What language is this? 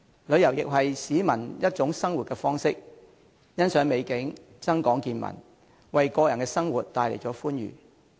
Cantonese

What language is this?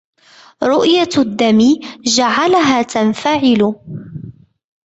Arabic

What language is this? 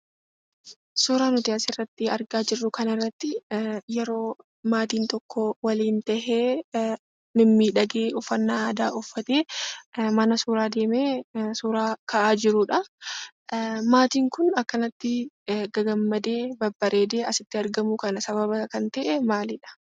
Oromo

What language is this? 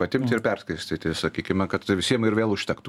Lithuanian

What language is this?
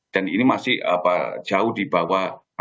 Indonesian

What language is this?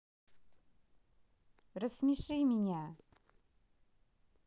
Russian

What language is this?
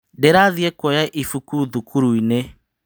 Kikuyu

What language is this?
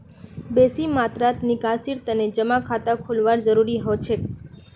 Magahi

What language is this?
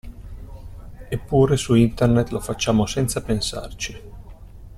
Italian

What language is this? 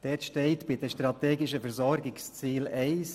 Swiss German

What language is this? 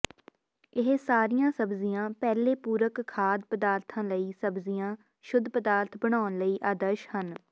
Punjabi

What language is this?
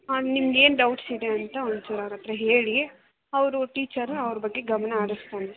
Kannada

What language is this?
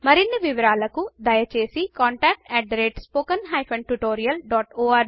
Telugu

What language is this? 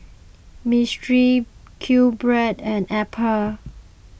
English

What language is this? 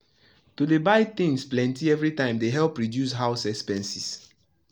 Nigerian Pidgin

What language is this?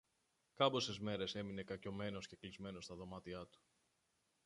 Greek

